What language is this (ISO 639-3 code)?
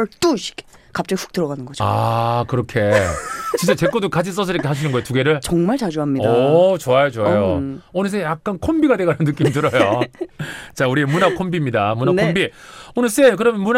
kor